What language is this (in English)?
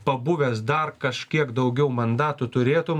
Lithuanian